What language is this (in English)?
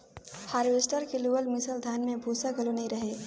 Chhattisgarhi